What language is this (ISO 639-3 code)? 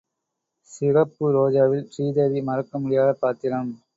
tam